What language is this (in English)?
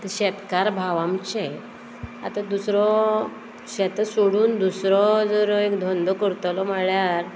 Konkani